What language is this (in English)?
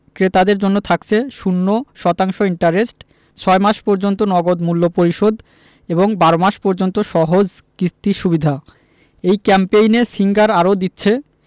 Bangla